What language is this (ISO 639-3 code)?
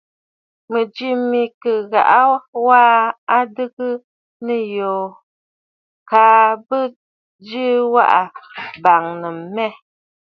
bfd